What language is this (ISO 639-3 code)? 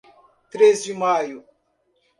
por